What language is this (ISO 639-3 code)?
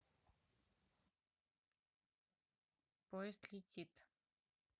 rus